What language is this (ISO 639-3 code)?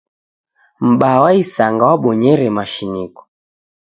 dav